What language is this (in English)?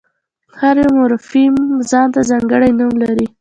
Pashto